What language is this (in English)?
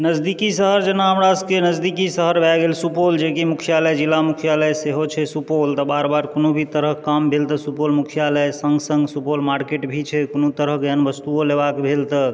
Maithili